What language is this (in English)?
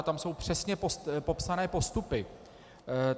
Czech